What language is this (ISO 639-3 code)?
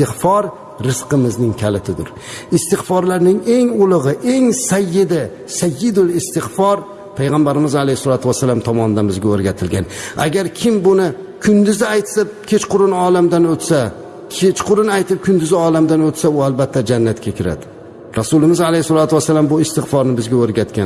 tur